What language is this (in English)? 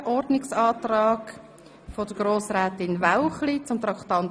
Swiss German